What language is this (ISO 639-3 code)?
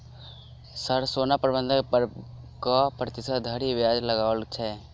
mai